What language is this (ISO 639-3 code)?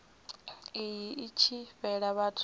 ven